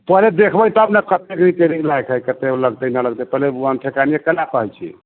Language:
Maithili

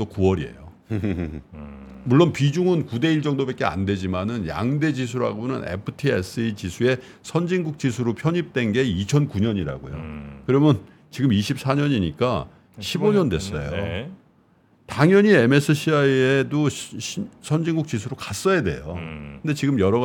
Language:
Korean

